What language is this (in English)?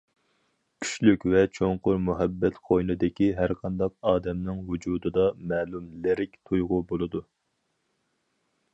Uyghur